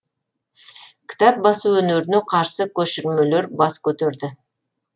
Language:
Kazakh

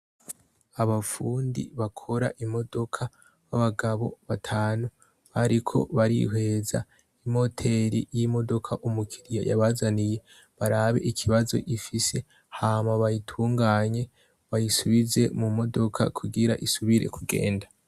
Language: Rundi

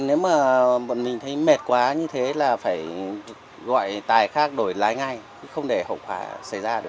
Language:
Vietnamese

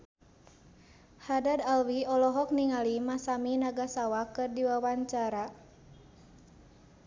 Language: Sundanese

